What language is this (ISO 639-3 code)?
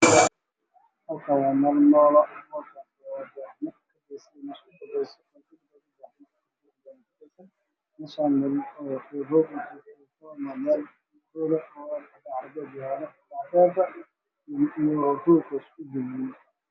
som